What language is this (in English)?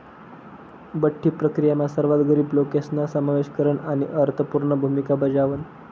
Marathi